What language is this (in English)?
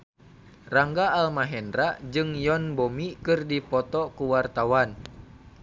Sundanese